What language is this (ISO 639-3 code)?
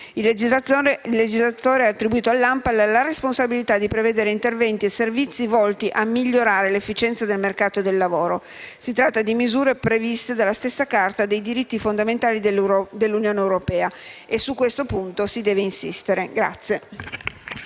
ita